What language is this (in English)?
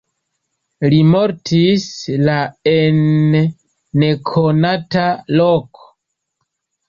Esperanto